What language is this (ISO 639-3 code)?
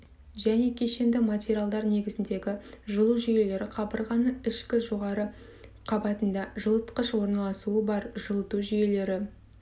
kaz